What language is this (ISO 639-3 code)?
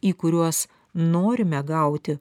lit